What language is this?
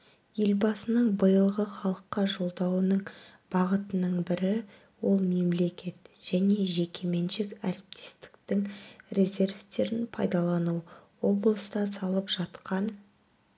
Kazakh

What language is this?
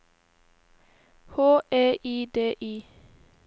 Norwegian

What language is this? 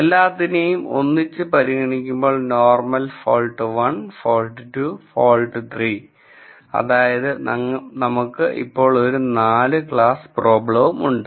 Malayalam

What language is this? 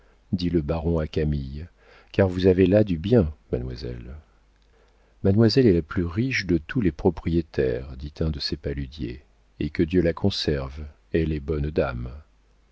French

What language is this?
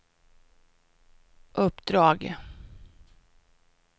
Swedish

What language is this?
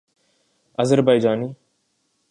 Urdu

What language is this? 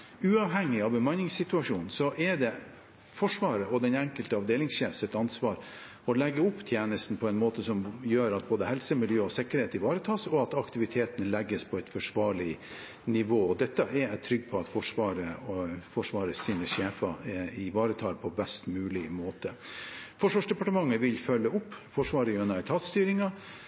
Norwegian Bokmål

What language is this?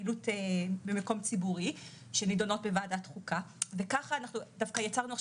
Hebrew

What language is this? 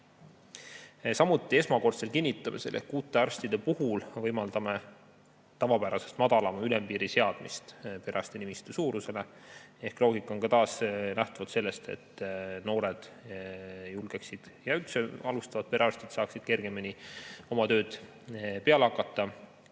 Estonian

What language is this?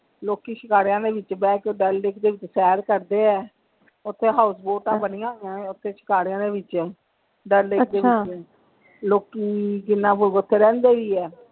Punjabi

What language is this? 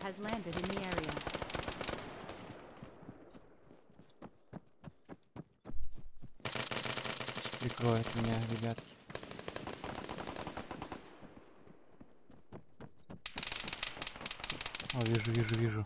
Russian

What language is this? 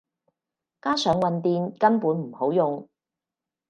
Cantonese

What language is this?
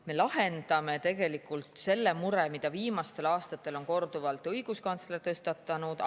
Estonian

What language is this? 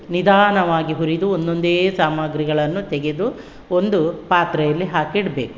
Kannada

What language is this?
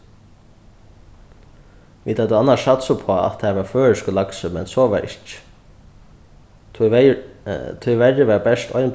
Faroese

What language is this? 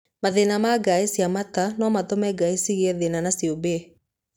Kikuyu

